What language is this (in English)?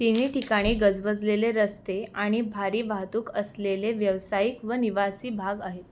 Marathi